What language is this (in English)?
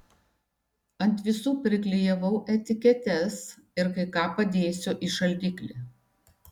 Lithuanian